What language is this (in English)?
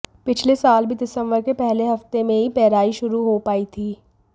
Hindi